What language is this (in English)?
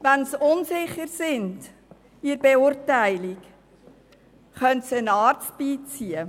Swiss German